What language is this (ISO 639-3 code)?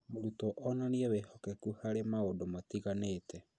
kik